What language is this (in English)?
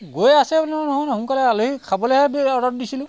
Assamese